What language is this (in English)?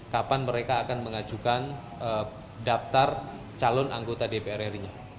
Indonesian